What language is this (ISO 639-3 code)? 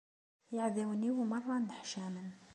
kab